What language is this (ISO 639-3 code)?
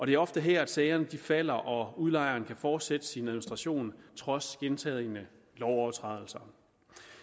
dan